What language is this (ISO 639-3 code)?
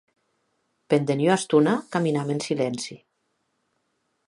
oci